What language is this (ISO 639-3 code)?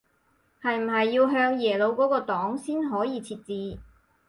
yue